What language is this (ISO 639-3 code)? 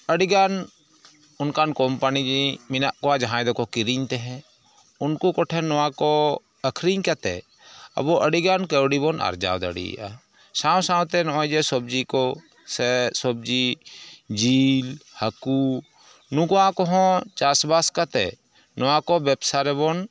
sat